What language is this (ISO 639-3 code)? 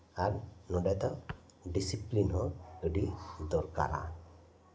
sat